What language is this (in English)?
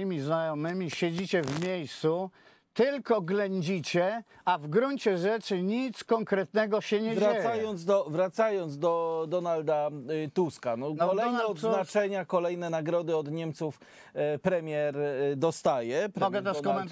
Polish